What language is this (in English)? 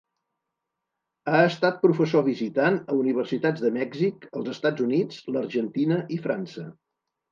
Catalan